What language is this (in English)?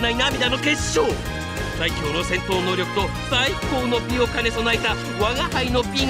Japanese